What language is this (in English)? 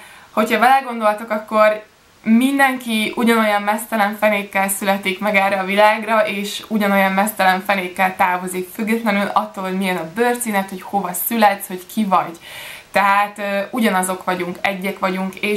Hungarian